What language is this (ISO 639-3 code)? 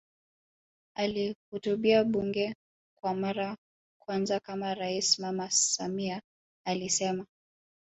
swa